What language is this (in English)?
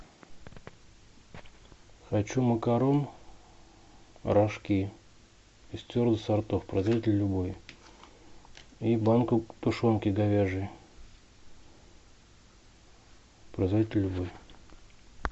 Russian